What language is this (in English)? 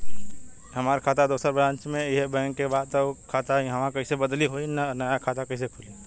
Bhojpuri